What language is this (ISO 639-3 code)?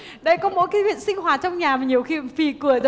vie